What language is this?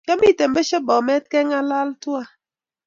Kalenjin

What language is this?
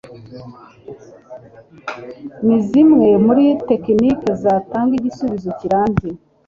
Kinyarwanda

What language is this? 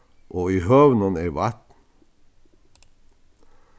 Faroese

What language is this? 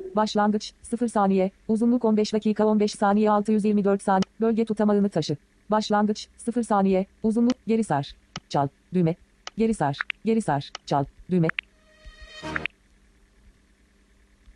Turkish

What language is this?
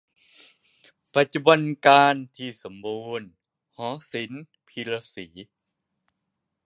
Thai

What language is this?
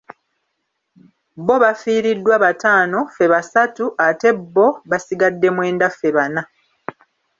Ganda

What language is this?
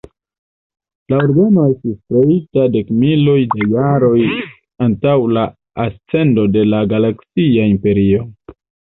Esperanto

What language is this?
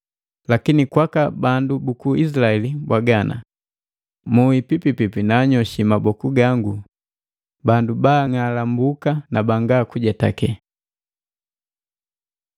Matengo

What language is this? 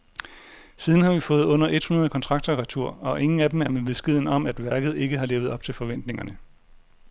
Danish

